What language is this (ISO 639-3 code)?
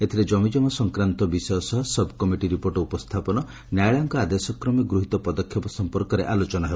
ori